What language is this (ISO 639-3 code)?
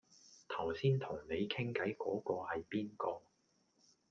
yue